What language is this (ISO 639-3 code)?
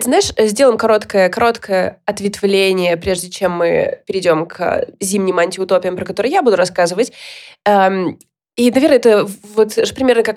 rus